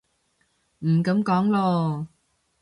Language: Cantonese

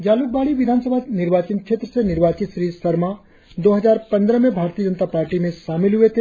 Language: Hindi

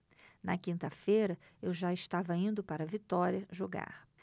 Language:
Portuguese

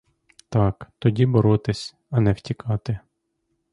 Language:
Ukrainian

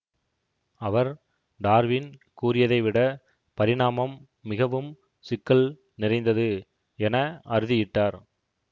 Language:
Tamil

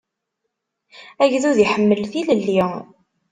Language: Kabyle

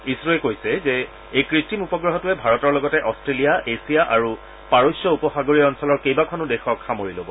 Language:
Assamese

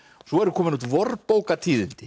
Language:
Icelandic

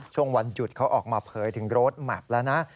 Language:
Thai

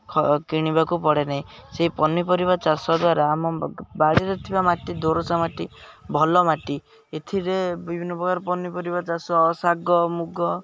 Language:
Odia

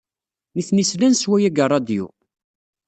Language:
Kabyle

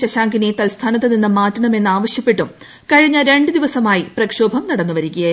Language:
Malayalam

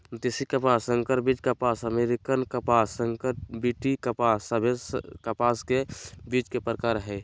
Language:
Magahi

